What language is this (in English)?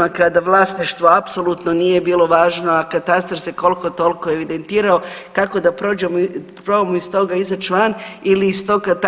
Croatian